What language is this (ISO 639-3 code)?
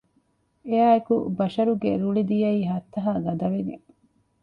div